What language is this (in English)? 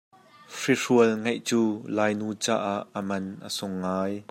Hakha Chin